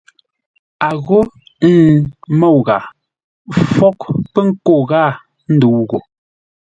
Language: Ngombale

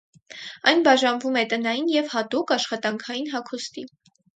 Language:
Armenian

